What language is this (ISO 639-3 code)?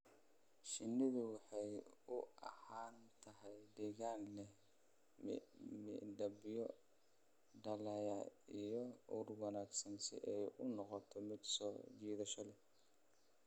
som